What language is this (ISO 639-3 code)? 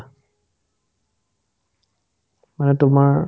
asm